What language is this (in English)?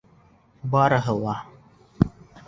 Bashkir